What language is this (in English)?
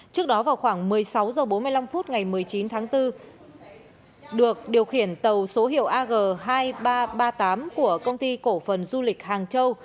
Vietnamese